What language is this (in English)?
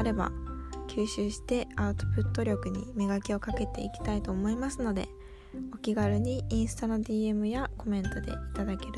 Japanese